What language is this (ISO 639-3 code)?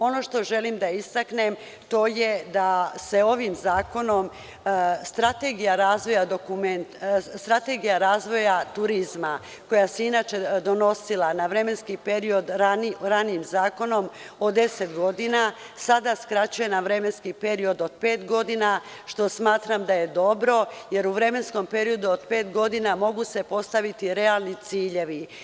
srp